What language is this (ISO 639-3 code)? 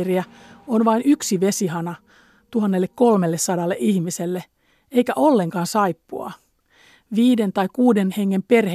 fin